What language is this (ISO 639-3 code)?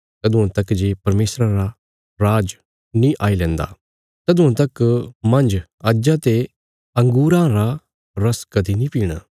kfs